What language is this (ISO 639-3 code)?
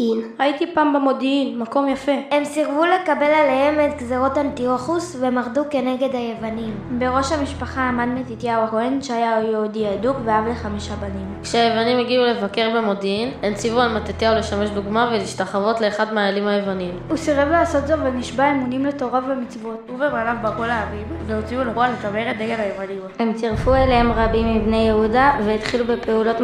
heb